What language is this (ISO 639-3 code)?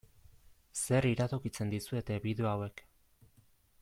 eus